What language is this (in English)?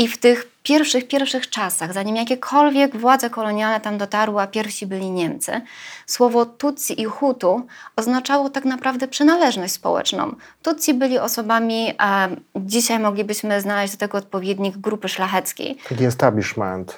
Polish